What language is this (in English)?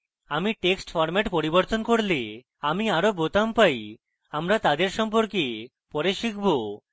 Bangla